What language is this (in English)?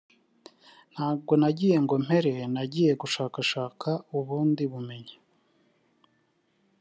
Kinyarwanda